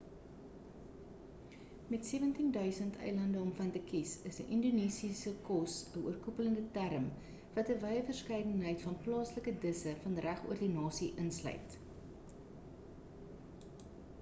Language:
Afrikaans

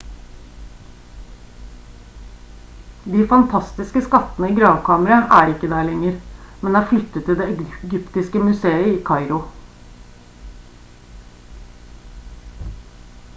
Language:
Norwegian Bokmål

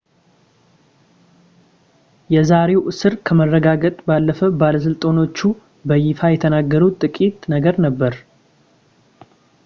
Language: Amharic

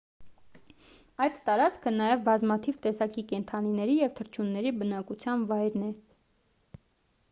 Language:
Armenian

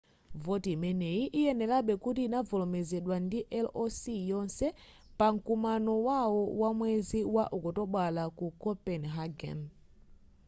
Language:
Nyanja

